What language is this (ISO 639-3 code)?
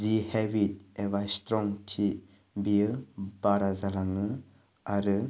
brx